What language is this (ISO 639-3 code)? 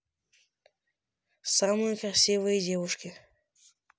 rus